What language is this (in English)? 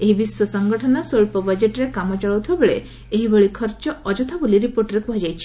Odia